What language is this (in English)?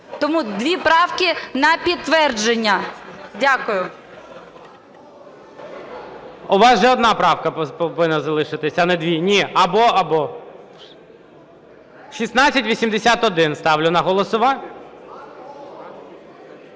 Ukrainian